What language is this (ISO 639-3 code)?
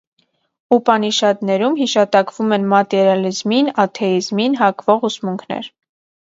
hye